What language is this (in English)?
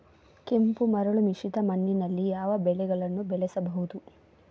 Kannada